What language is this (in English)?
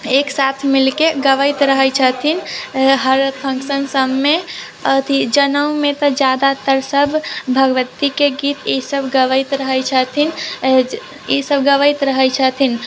Maithili